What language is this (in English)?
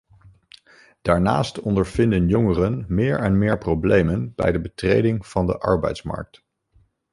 Dutch